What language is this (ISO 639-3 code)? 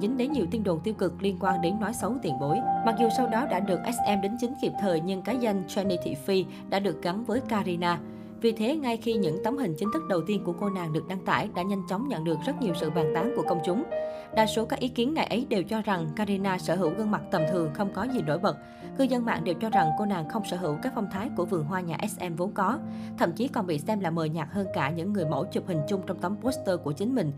vie